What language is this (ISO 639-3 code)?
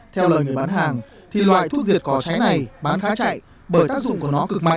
vie